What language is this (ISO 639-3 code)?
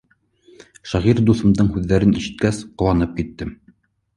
bak